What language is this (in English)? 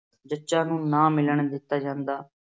Punjabi